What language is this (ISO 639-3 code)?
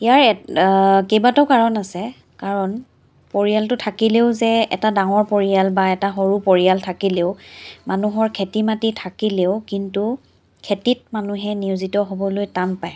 asm